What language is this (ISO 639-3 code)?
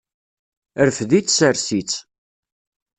kab